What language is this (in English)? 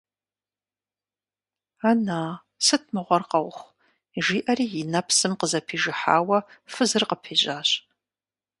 Kabardian